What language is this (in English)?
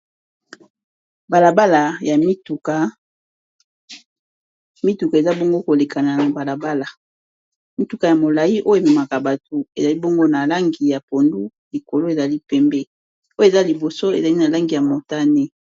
Lingala